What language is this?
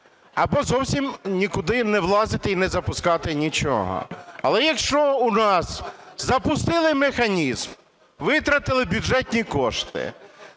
Ukrainian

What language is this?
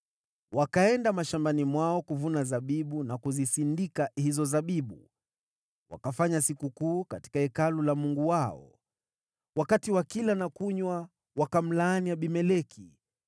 Swahili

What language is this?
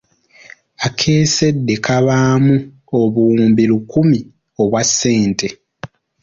Ganda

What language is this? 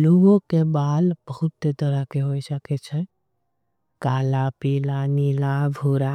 Angika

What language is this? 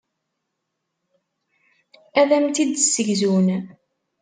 Kabyle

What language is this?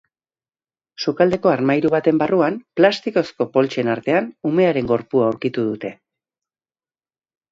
Basque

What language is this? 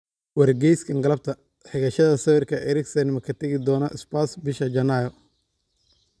Somali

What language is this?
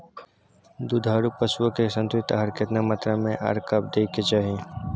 Maithili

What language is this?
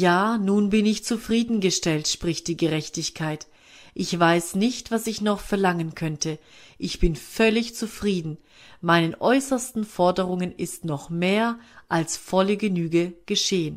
German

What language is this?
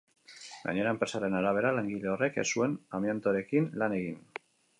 Basque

